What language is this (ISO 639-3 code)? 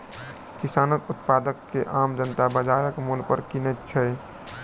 mai